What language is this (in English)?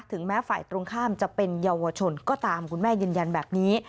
Thai